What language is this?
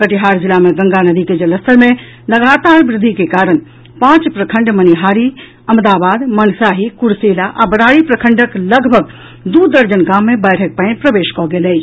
Maithili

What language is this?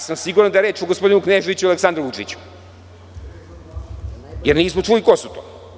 Serbian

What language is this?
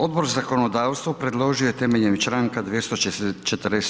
Croatian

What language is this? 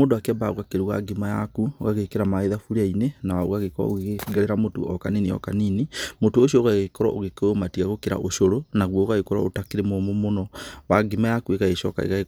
Kikuyu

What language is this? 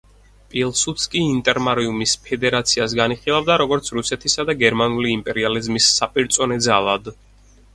Georgian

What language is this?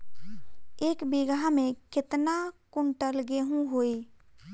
Bhojpuri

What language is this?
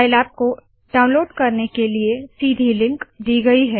Hindi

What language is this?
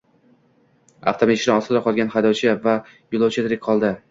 Uzbek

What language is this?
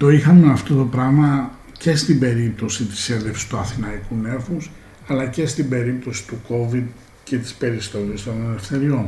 Greek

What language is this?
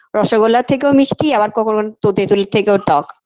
Bangla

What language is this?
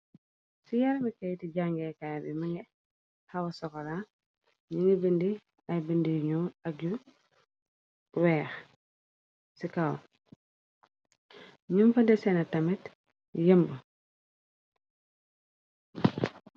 Wolof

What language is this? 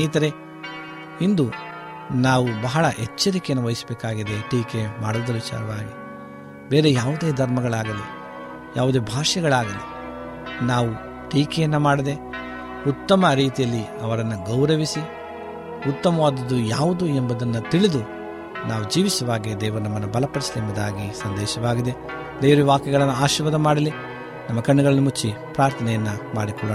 Kannada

